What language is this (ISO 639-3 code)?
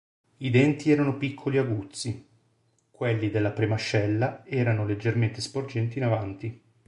ita